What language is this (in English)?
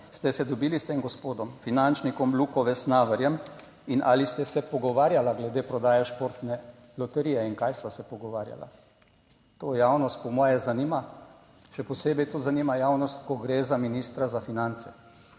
Slovenian